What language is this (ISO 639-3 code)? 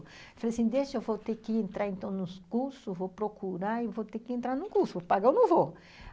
por